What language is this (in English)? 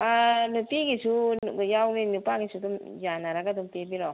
Manipuri